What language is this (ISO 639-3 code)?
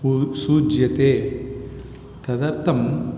san